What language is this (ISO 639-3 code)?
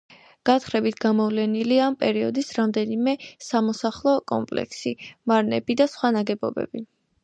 kat